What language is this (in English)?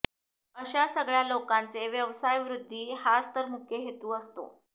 Marathi